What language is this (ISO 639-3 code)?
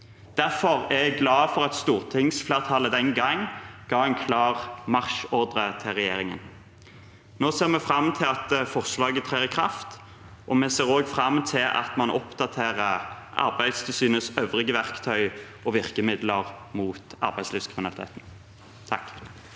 nor